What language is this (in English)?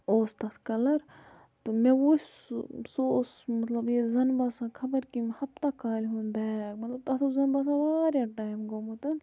Kashmiri